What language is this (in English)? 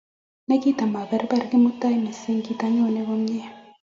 Kalenjin